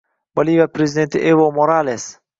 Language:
Uzbek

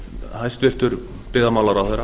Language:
Icelandic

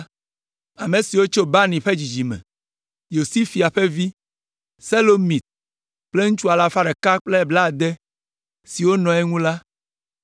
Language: Ewe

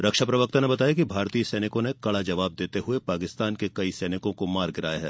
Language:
Hindi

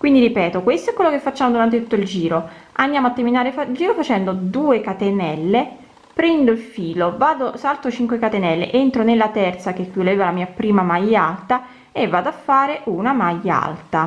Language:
Italian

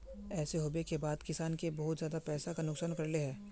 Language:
Magahi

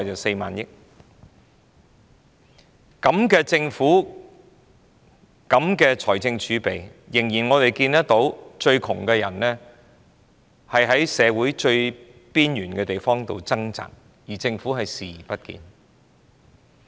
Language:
Cantonese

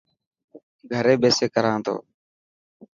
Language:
Dhatki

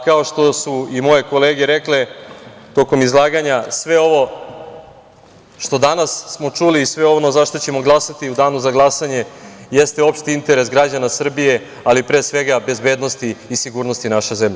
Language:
Serbian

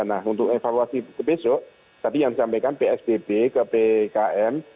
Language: Indonesian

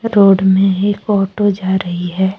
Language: Hindi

